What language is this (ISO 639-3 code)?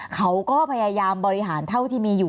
tha